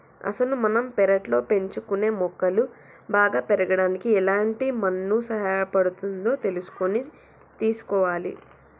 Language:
Telugu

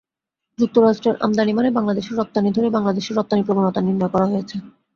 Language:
Bangla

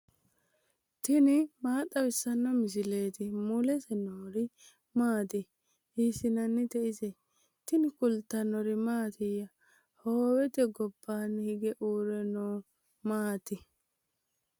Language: Sidamo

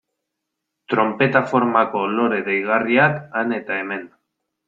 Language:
Basque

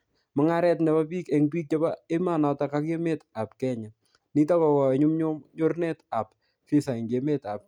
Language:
Kalenjin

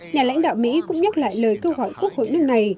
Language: Vietnamese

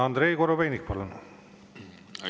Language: Estonian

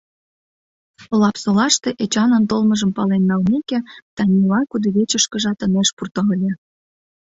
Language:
Mari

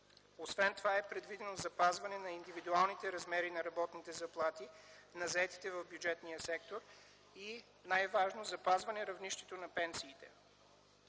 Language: Bulgarian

